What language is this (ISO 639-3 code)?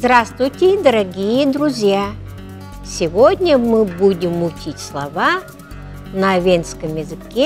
rus